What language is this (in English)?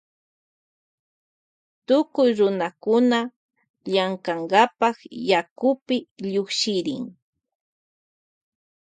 Loja Highland Quichua